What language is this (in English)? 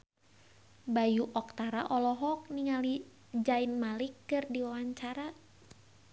Sundanese